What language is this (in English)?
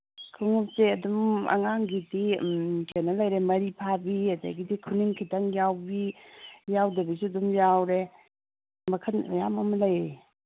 Manipuri